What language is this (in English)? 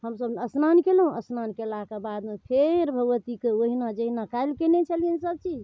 Maithili